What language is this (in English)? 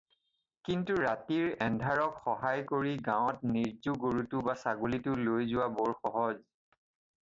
Assamese